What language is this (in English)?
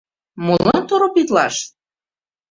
Mari